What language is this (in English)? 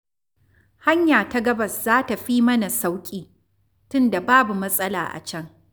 Hausa